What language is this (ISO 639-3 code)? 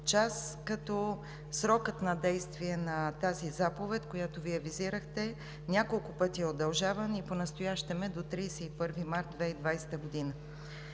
bul